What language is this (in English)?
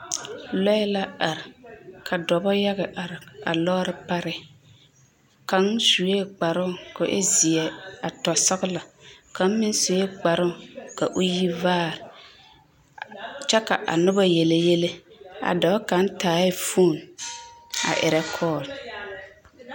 Southern Dagaare